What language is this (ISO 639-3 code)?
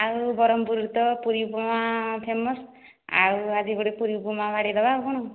ori